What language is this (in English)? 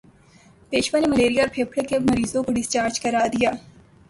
Urdu